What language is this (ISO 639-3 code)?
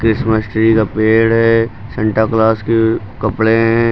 hin